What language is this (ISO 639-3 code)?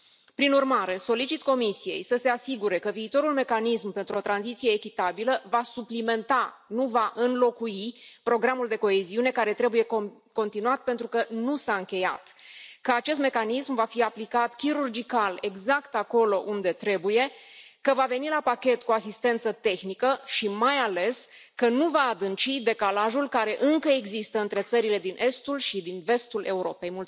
ron